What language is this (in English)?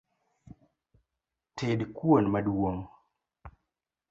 Luo (Kenya and Tanzania)